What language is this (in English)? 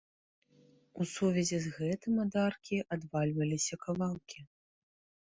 Belarusian